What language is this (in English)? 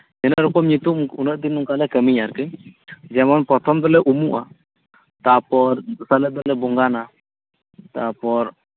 Santali